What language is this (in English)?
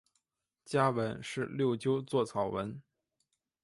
Chinese